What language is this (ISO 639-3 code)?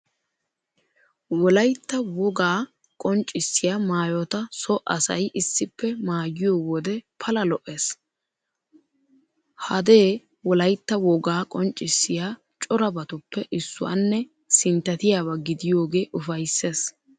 wal